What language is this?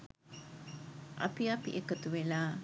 Sinhala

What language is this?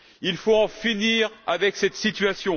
French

